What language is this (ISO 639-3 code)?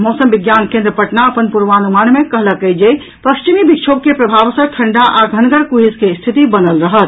mai